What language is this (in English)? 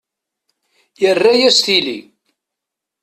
Kabyle